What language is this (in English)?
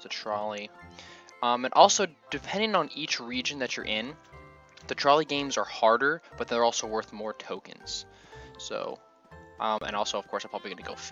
English